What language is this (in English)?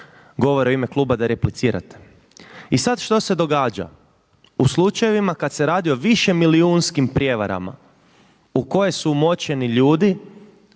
Croatian